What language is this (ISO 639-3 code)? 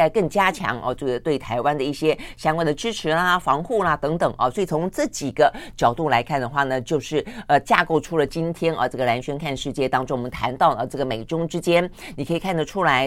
zho